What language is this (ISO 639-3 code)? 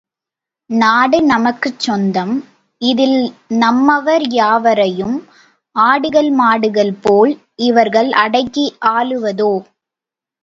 tam